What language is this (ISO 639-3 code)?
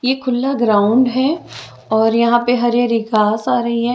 hin